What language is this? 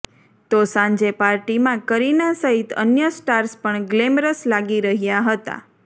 Gujarati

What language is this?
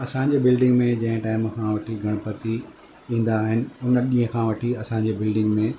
Sindhi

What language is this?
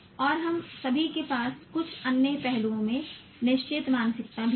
Hindi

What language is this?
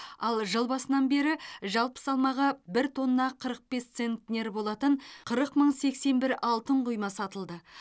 Kazakh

